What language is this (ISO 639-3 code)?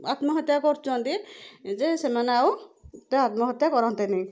ori